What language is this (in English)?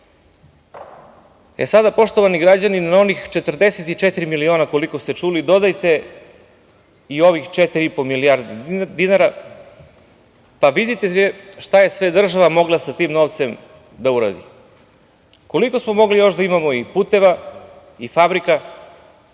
Serbian